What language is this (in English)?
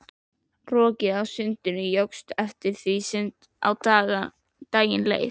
Icelandic